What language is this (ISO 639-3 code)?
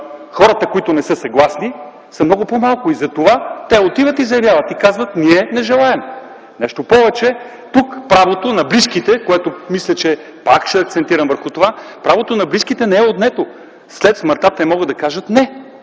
bul